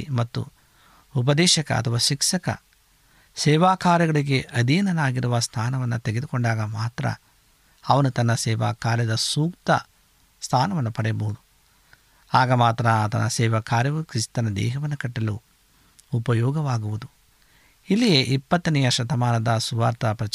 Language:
Kannada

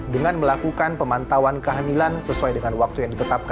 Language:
Indonesian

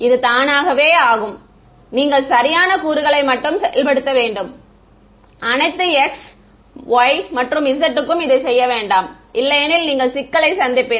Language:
Tamil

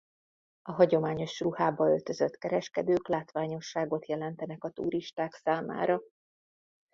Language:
Hungarian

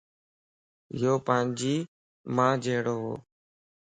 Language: Lasi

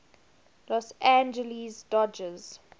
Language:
English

